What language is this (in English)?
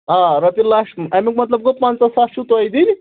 Kashmiri